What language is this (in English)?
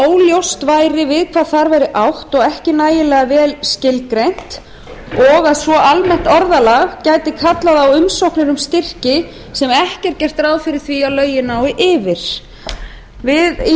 Icelandic